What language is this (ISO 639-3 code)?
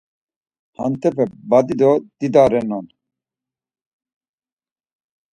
lzz